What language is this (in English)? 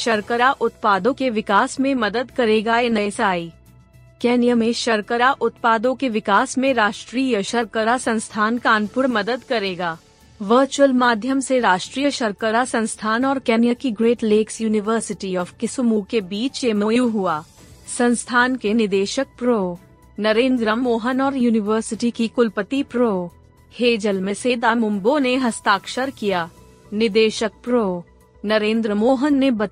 Hindi